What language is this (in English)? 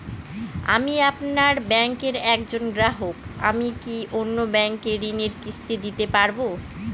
Bangla